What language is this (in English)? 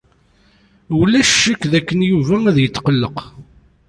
Kabyle